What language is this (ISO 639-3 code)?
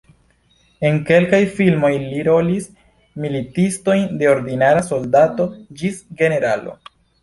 epo